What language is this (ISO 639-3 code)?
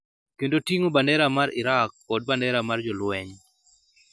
luo